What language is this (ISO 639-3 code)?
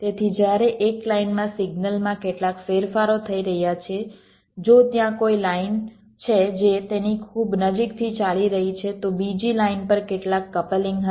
guj